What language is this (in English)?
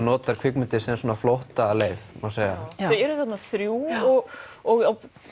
Icelandic